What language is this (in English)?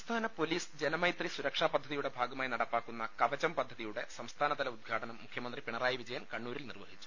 Malayalam